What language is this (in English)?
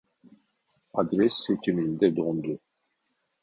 Turkish